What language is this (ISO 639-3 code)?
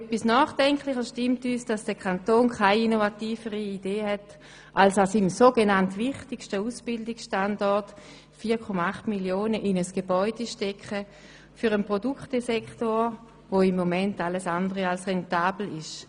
gsw